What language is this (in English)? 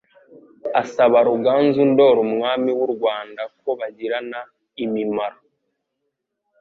Kinyarwanda